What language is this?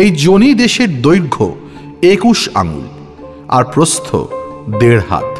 Bangla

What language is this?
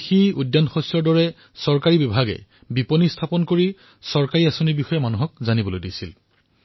Assamese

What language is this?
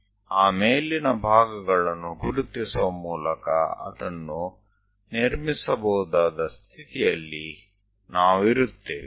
Gujarati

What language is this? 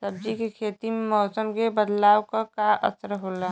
Bhojpuri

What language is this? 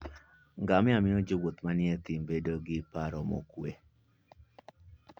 Luo (Kenya and Tanzania)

